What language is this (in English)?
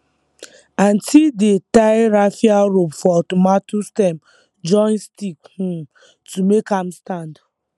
Nigerian Pidgin